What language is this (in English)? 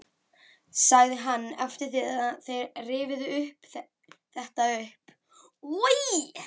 Icelandic